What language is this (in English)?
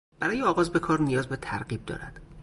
Persian